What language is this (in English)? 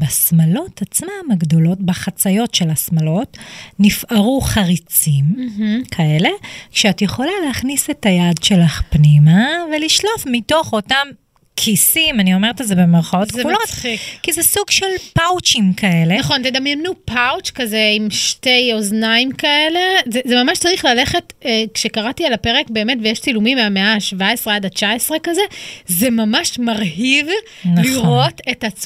Hebrew